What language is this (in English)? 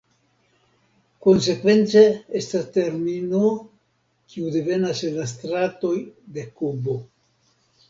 Esperanto